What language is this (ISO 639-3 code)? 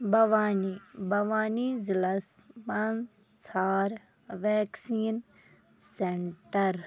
kas